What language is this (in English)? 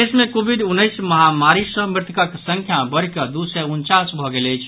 Maithili